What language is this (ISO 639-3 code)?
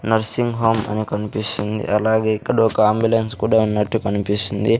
tel